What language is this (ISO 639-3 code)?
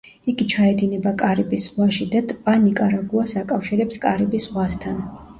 kat